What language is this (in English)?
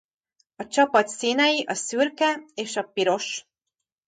Hungarian